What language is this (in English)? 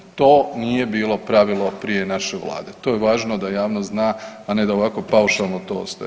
Croatian